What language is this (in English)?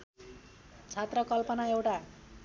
Nepali